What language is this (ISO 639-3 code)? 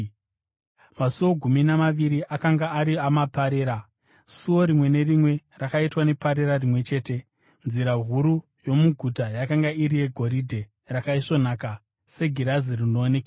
sna